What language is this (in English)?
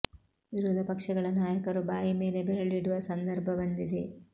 Kannada